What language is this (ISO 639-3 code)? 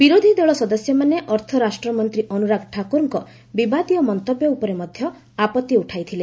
ori